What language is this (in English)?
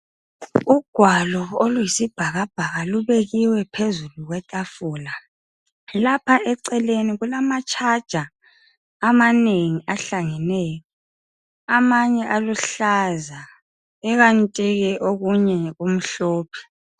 North Ndebele